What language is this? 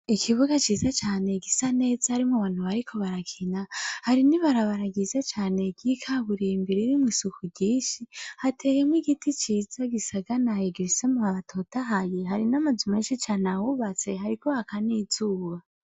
Rundi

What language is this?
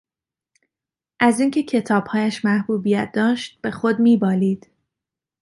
Persian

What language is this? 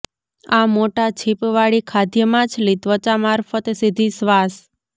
Gujarati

